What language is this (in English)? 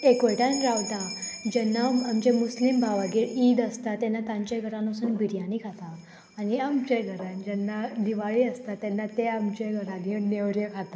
Konkani